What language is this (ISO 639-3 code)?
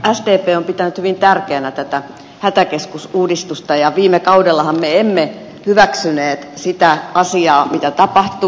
fin